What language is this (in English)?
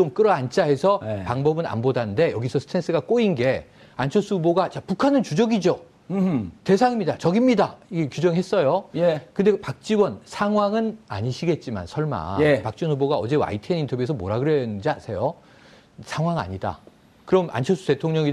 Korean